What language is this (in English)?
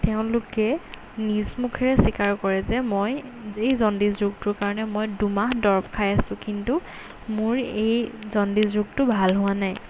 Assamese